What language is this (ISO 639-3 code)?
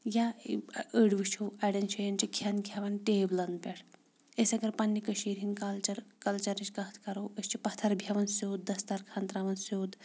kas